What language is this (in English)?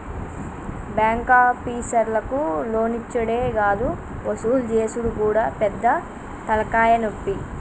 Telugu